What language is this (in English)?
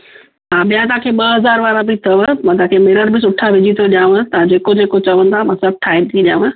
Sindhi